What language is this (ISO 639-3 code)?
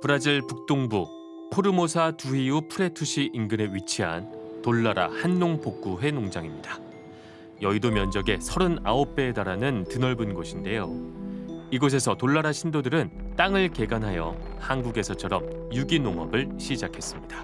kor